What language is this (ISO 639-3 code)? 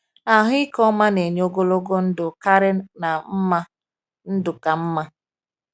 ibo